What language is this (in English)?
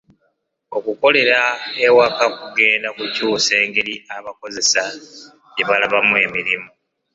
Ganda